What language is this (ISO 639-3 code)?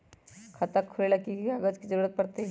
mag